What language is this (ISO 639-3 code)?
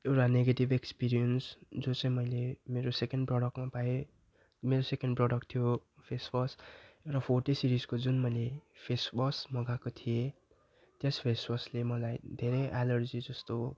nep